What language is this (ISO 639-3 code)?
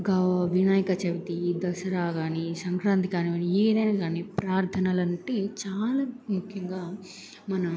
tel